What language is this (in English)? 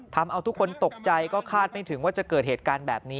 Thai